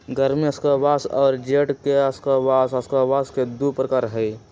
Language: Magahi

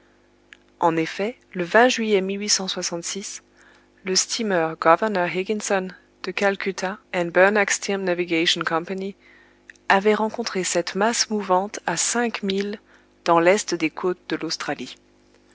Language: French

